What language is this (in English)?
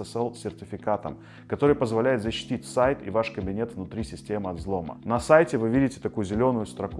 Russian